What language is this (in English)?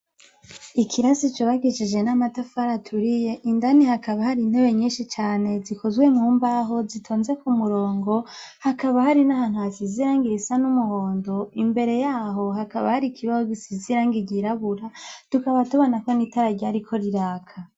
Rundi